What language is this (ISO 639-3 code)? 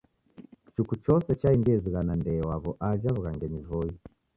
dav